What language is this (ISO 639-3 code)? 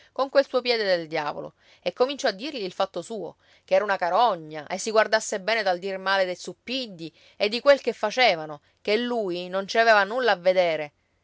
ita